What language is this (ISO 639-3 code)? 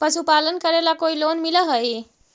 mag